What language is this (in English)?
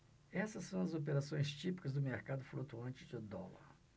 Portuguese